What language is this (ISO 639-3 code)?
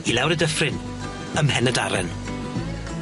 cym